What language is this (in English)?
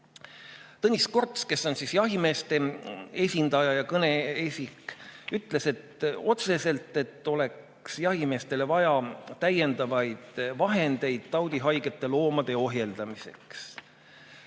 Estonian